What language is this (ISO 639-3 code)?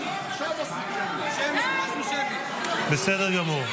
heb